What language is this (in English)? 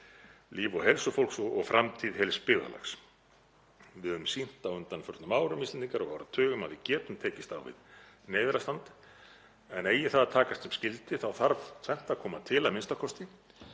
Icelandic